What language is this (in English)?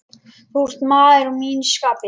Icelandic